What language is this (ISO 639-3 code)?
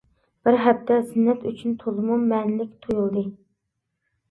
uig